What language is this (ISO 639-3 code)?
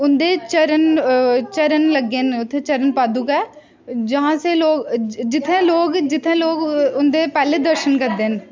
doi